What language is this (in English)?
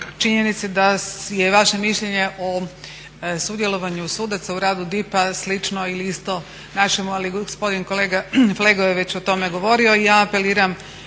Croatian